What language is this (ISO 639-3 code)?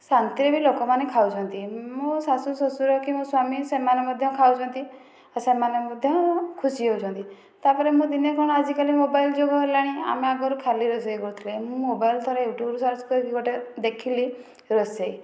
ori